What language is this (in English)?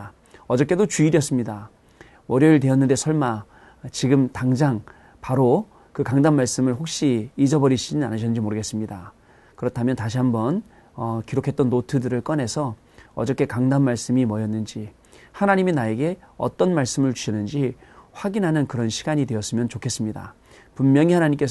Korean